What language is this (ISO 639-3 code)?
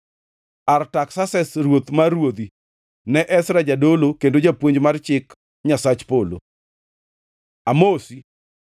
luo